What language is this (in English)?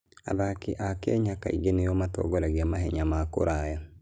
Kikuyu